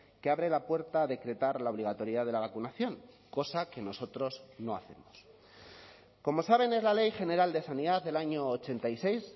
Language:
Spanish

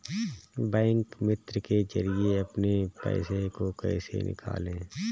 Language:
Hindi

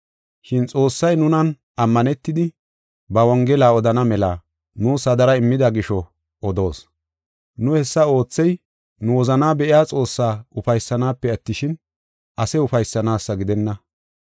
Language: Gofa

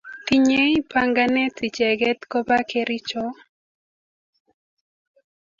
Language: Kalenjin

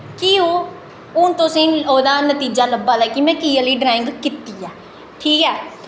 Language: Dogri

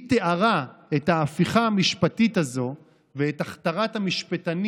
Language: Hebrew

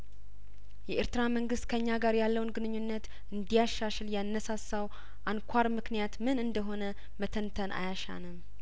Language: Amharic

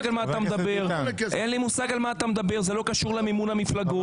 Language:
Hebrew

